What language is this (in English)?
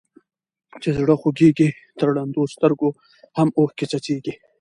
Pashto